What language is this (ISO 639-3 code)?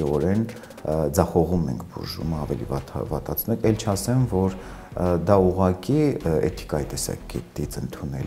ron